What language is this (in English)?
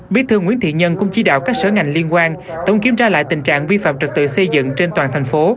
Vietnamese